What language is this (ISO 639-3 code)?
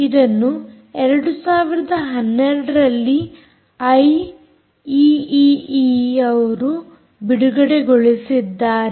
kan